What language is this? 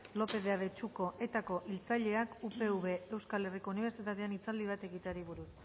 Basque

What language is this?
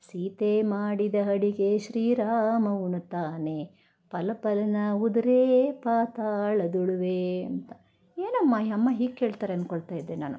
Kannada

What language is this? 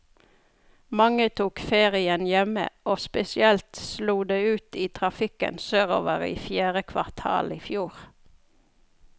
Norwegian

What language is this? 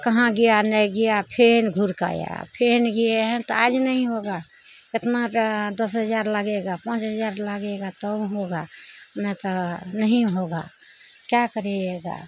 Maithili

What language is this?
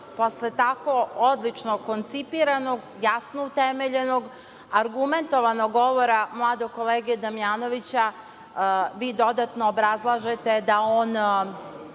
Serbian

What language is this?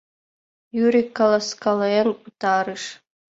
Mari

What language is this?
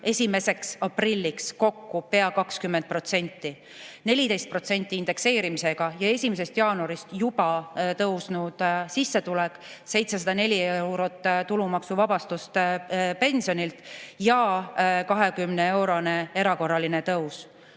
Estonian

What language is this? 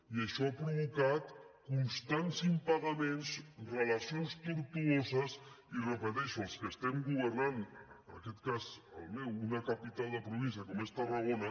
Catalan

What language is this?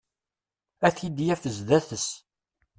Kabyle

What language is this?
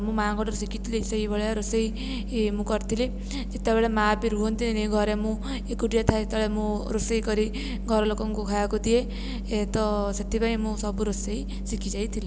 Odia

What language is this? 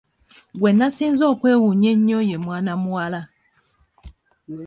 Ganda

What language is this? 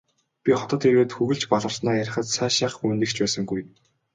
Mongolian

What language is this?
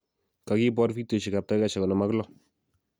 Kalenjin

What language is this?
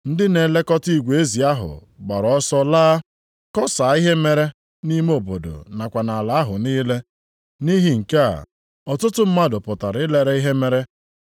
Igbo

